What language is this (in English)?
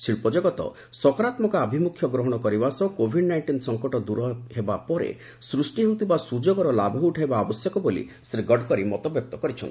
Odia